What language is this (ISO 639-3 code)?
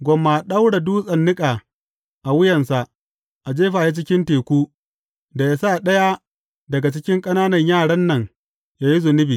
hau